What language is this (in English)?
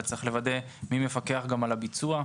Hebrew